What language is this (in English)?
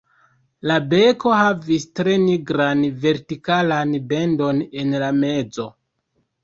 Esperanto